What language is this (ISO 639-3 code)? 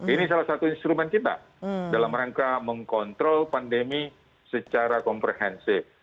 ind